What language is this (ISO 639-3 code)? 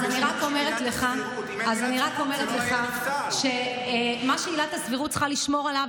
heb